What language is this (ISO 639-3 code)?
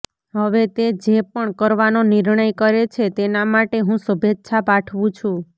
guj